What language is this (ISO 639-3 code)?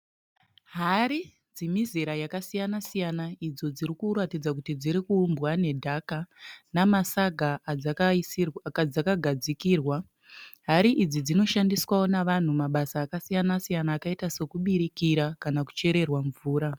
sna